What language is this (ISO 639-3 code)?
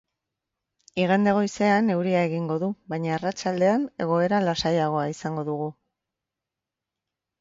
eus